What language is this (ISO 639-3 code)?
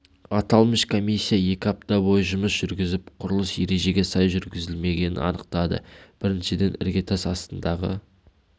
kaz